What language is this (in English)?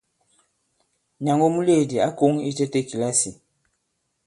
Bankon